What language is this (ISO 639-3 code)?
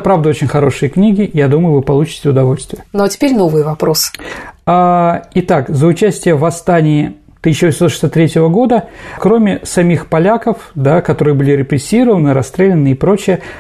rus